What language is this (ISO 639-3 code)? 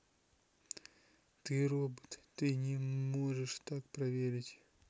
rus